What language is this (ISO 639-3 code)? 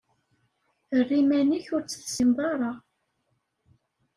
kab